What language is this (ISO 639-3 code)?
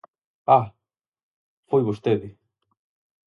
glg